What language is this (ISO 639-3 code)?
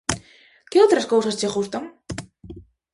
glg